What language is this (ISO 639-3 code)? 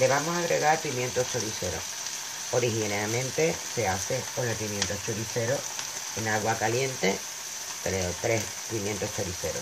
spa